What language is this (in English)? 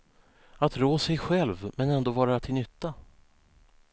Swedish